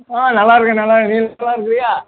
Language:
Tamil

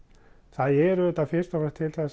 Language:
Icelandic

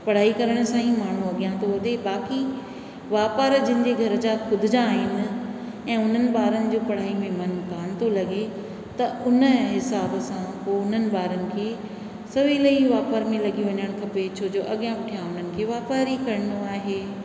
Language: Sindhi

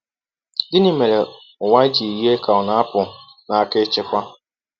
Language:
Igbo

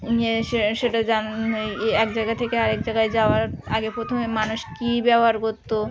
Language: Bangla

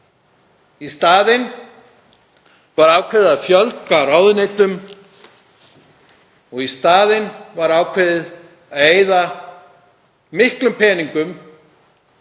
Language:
Icelandic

